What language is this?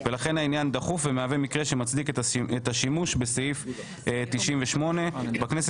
Hebrew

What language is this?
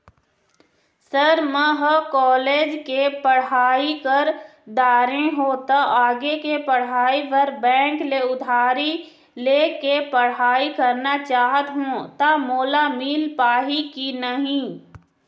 Chhattisgarhi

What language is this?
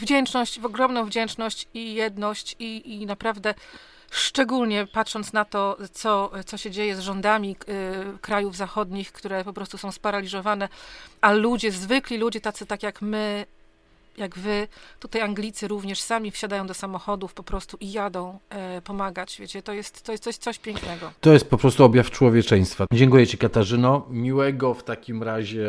Polish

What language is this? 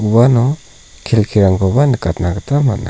Garo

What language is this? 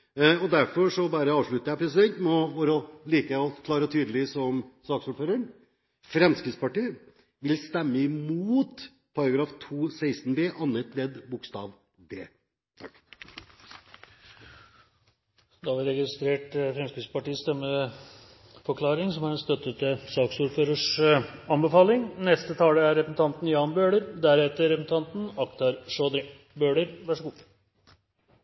Norwegian Bokmål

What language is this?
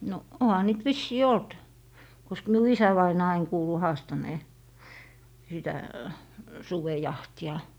Finnish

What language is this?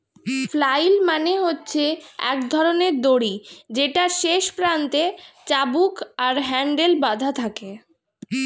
Bangla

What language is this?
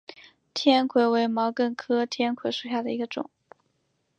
Chinese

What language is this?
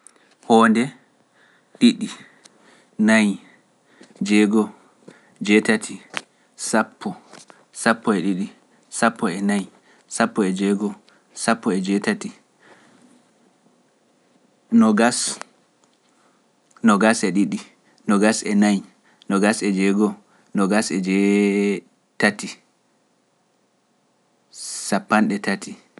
Pular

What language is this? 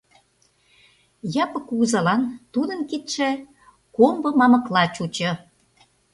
Mari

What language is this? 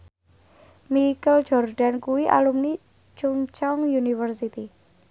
Javanese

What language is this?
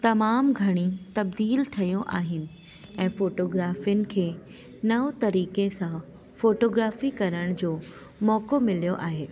Sindhi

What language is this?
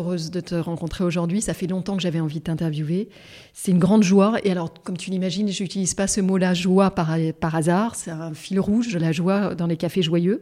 French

